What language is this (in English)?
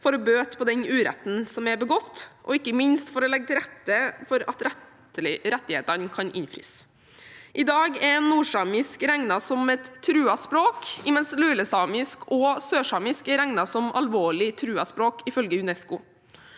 Norwegian